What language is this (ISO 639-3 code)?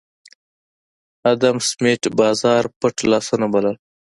pus